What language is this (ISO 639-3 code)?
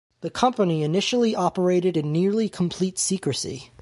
eng